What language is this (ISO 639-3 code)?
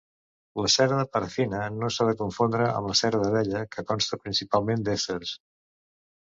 cat